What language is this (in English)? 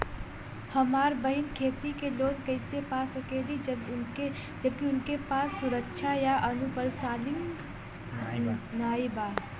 Bhojpuri